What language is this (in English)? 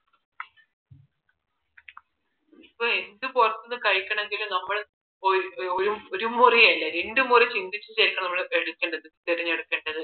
Malayalam